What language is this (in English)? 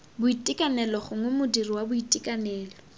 Tswana